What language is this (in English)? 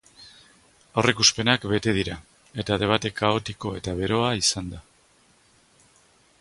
Basque